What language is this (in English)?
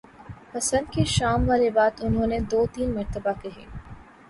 Urdu